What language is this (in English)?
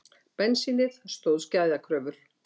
Icelandic